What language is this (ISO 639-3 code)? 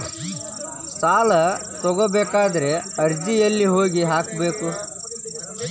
kan